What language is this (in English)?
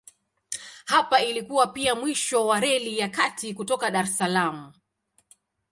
Swahili